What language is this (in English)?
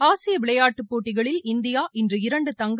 Tamil